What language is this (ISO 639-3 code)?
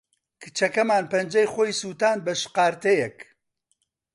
ckb